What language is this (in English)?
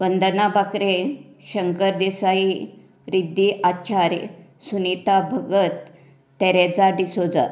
Konkani